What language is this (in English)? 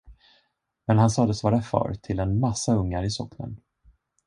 Swedish